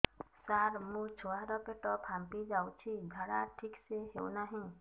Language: Odia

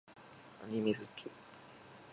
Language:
Japanese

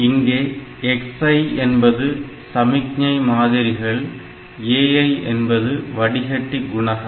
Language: Tamil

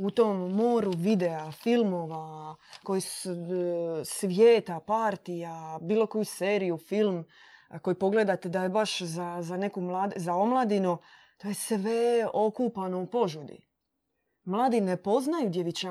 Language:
Croatian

